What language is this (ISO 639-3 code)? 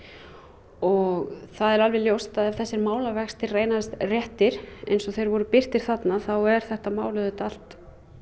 isl